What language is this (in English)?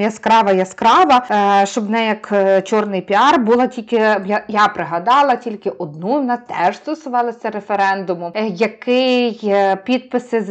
Ukrainian